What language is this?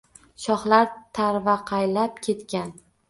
Uzbek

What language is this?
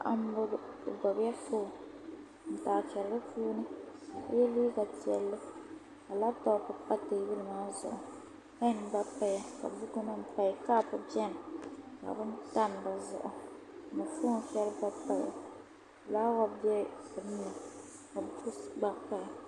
Dagbani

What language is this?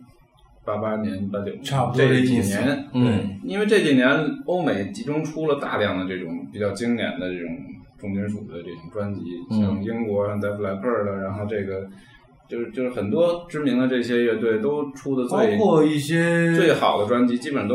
Chinese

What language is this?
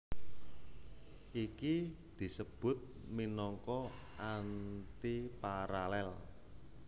Javanese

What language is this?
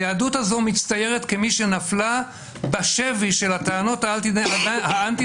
Hebrew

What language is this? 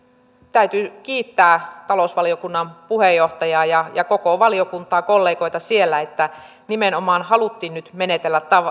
Finnish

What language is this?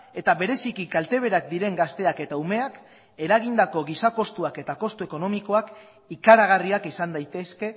Basque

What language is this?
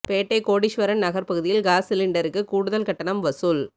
Tamil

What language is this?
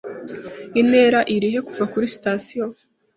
Kinyarwanda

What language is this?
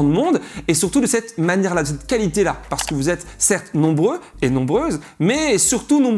French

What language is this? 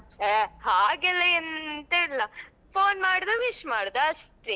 Kannada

